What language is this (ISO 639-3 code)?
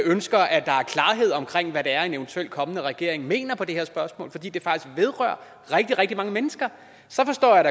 dan